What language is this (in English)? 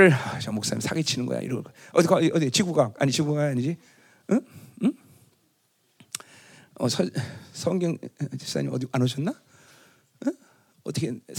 Korean